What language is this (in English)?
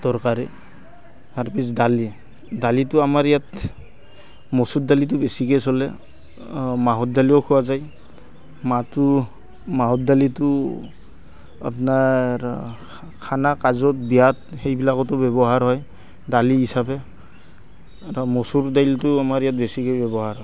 Assamese